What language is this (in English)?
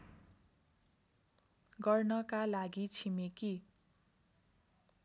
Nepali